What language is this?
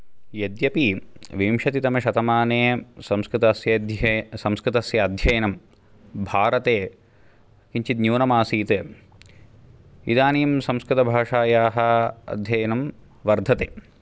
Sanskrit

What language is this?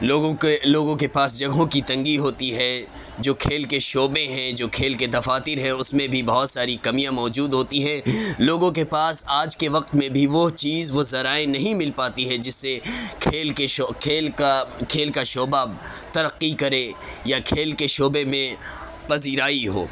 Urdu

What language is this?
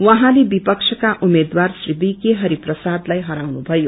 Nepali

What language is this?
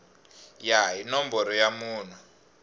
Tsonga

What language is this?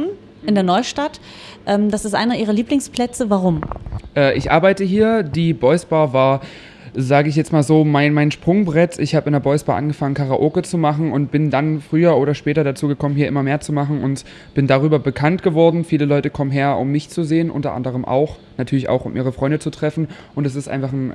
German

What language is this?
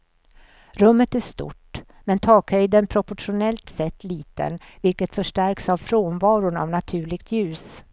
Swedish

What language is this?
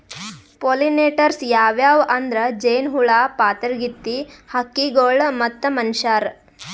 Kannada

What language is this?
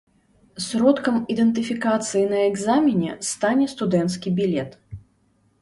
Belarusian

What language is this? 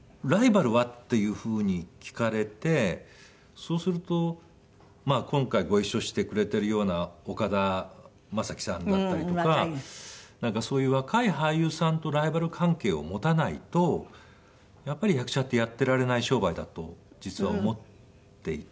Japanese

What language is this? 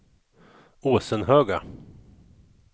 Swedish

